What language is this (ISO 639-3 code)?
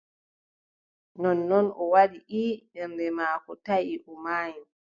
fub